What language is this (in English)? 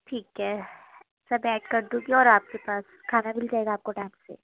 Urdu